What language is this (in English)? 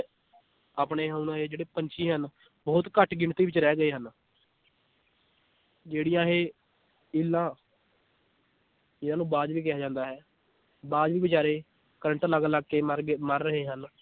Punjabi